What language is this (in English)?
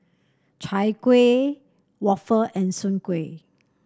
English